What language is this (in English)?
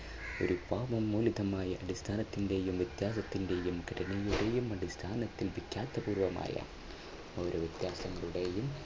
Malayalam